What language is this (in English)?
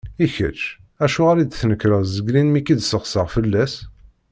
Kabyle